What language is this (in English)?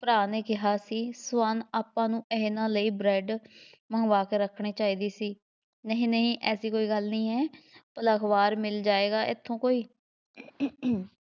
Punjabi